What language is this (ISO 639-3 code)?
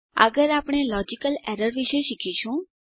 guj